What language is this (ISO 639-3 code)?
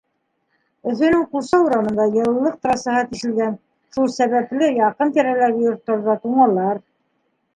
bak